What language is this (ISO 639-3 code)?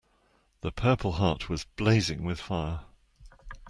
eng